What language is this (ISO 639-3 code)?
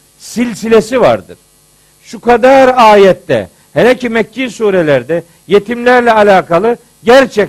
tur